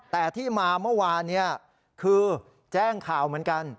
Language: Thai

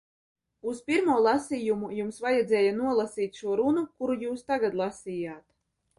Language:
Latvian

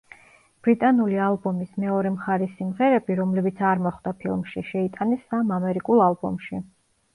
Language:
Georgian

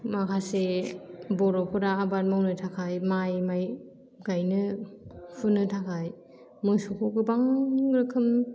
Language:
Bodo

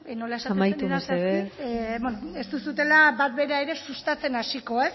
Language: Basque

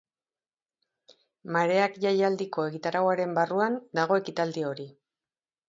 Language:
Basque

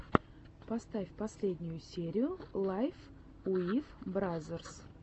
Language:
Russian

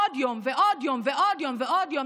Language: Hebrew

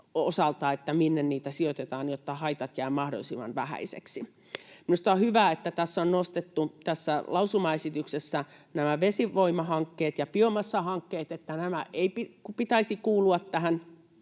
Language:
Finnish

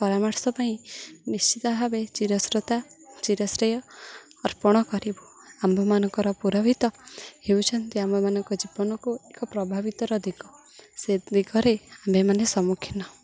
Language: Odia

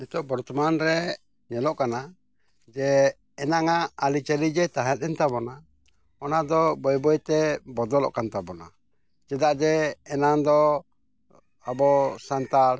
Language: Santali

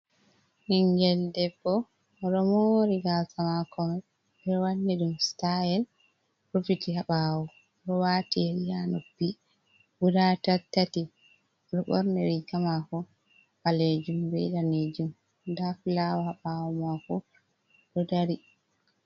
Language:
Fula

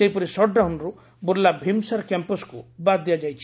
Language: Odia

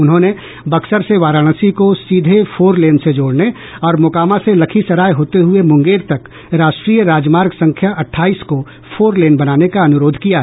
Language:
Hindi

